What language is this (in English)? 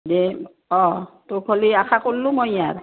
Assamese